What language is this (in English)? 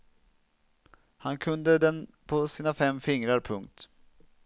Swedish